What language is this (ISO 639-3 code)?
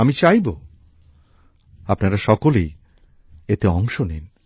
ben